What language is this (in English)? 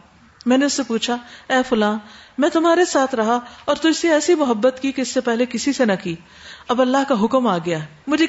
Urdu